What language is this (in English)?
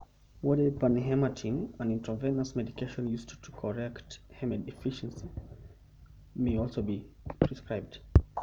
Masai